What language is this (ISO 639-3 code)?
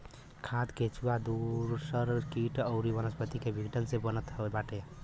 bho